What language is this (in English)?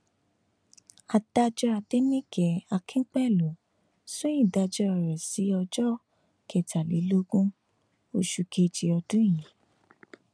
Yoruba